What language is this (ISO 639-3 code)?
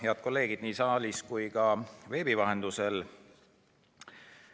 est